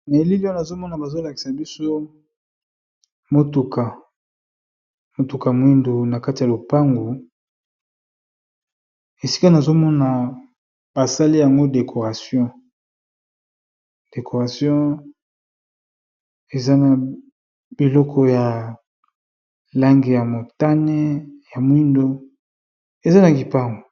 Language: Lingala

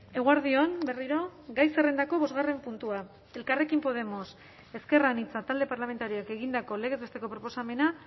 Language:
Basque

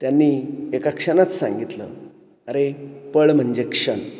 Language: Marathi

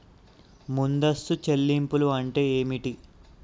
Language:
Telugu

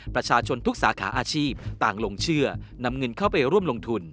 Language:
Thai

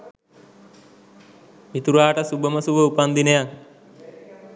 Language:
Sinhala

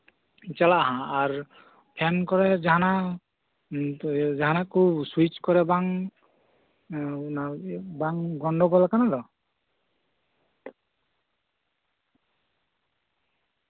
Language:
Santali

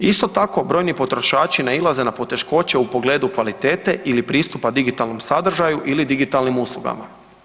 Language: Croatian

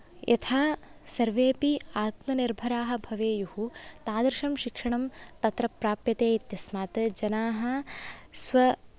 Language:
Sanskrit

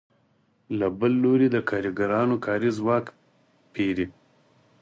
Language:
Pashto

